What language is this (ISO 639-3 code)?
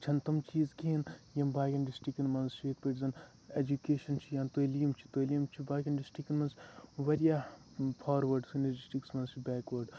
kas